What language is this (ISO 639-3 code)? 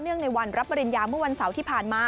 tha